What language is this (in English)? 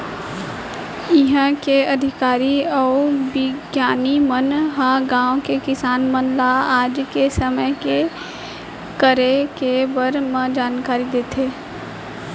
Chhattisgarhi